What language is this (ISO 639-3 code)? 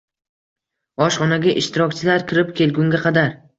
uzb